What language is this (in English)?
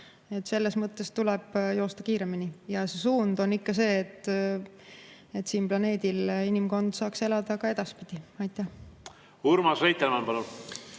Estonian